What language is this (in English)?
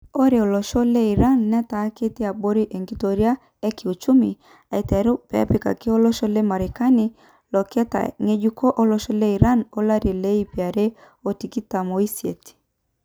Masai